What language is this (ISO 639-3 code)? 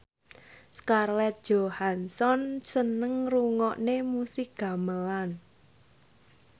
jav